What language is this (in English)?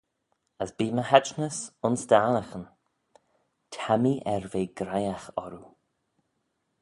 Manx